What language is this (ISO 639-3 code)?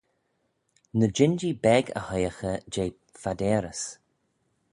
glv